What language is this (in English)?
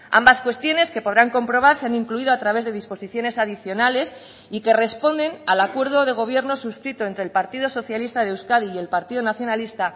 Spanish